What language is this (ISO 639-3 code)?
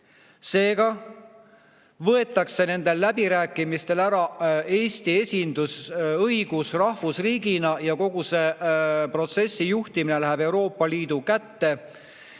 est